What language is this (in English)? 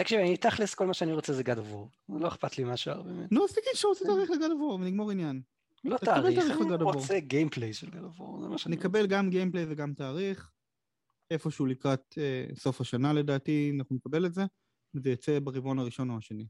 Hebrew